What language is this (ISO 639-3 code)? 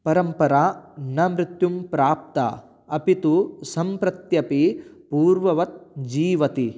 san